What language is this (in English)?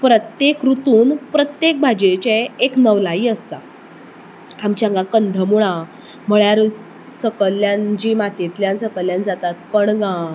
Konkani